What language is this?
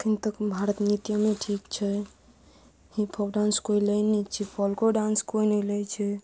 Maithili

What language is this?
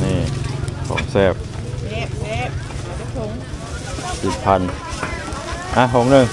Thai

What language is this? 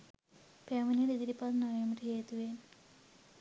Sinhala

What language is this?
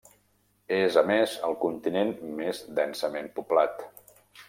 Catalan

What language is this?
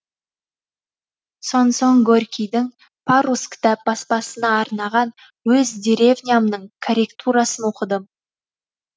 Kazakh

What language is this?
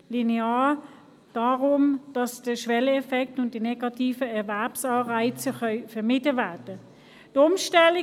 Swiss German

